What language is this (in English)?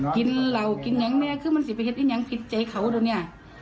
Thai